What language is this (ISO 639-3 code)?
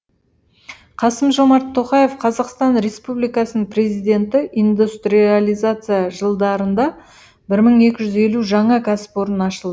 kaz